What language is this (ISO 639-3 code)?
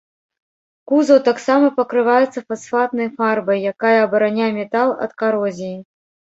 bel